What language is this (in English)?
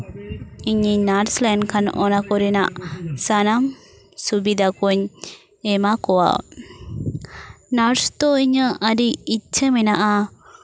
Santali